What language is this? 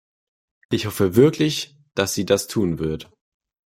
German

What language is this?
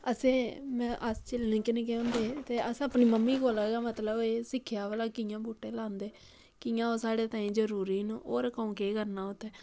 Dogri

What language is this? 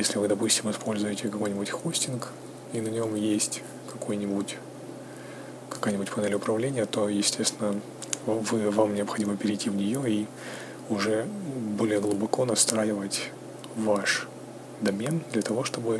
Russian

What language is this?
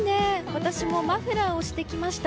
Japanese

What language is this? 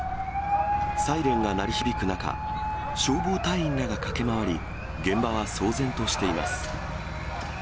Japanese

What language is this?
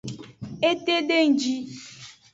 Aja (Benin)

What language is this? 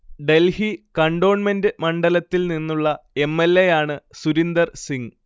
Malayalam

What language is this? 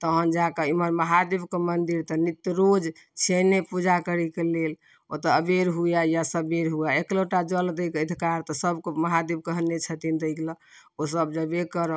Maithili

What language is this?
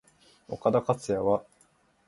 Japanese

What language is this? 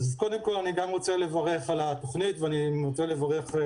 Hebrew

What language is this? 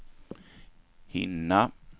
Swedish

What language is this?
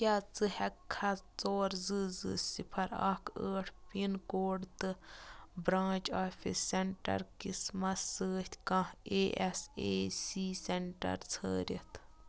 Kashmiri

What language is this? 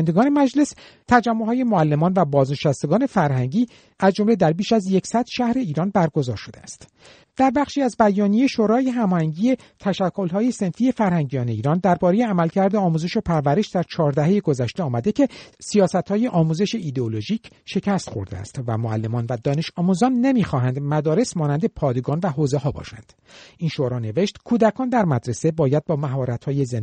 Persian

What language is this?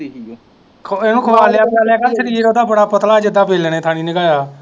Punjabi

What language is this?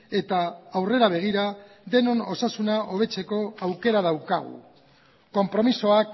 Basque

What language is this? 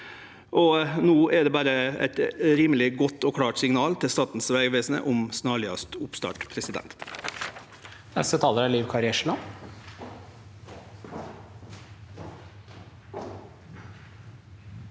Norwegian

